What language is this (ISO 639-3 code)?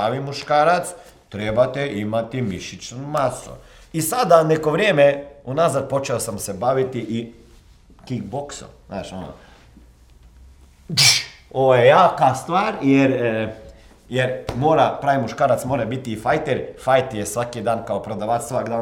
hrv